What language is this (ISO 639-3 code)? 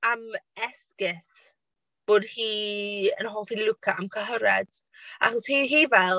cym